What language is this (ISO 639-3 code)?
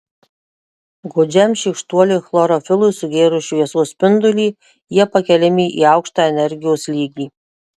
lit